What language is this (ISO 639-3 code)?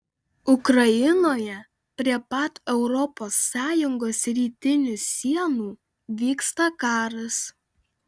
lit